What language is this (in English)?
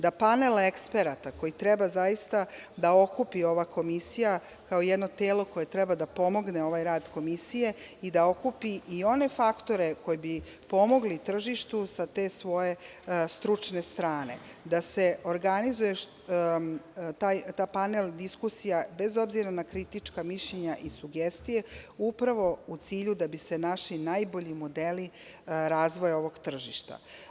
Serbian